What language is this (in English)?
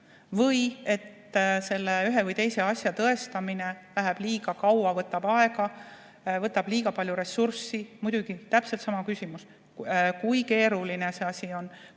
Estonian